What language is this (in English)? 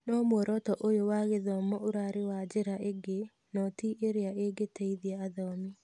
Kikuyu